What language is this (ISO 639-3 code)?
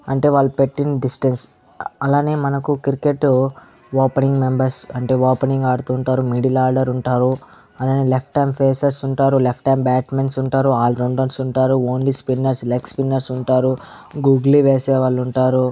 tel